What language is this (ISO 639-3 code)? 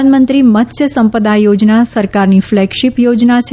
guj